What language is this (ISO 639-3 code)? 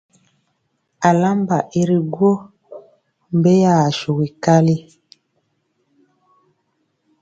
mcx